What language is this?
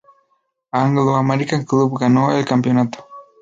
Spanish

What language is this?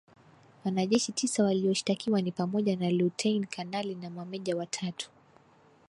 Swahili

